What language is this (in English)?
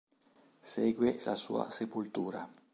Italian